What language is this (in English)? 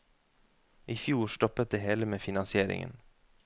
Norwegian